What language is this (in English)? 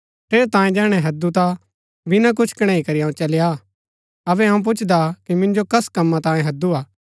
Gaddi